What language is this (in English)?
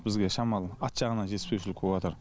Kazakh